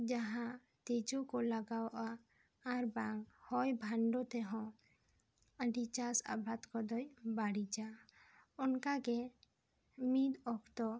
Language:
Santali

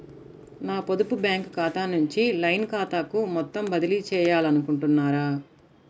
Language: Telugu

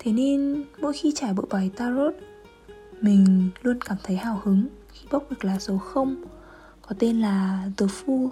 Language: Vietnamese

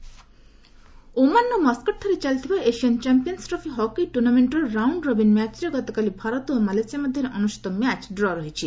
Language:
Odia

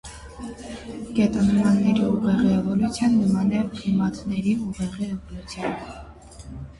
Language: Armenian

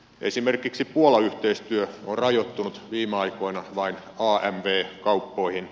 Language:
Finnish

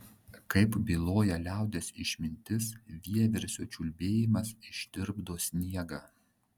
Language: Lithuanian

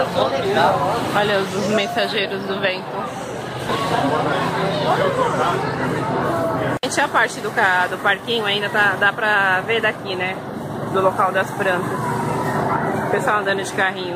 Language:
Portuguese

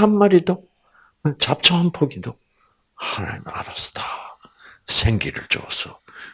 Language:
Korean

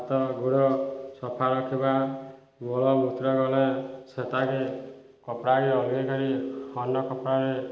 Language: Odia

